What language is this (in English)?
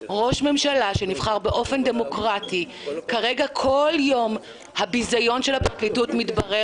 Hebrew